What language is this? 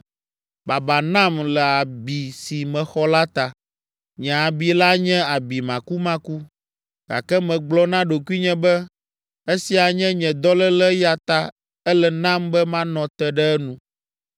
Ewe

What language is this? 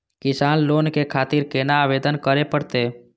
Maithili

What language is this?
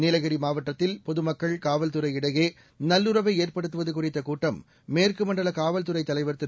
Tamil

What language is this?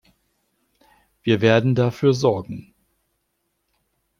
German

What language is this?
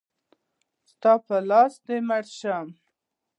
Pashto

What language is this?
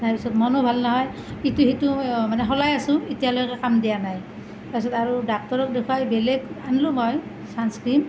Assamese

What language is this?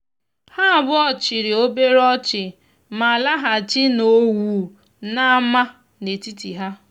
Igbo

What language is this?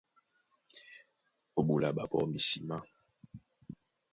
Duala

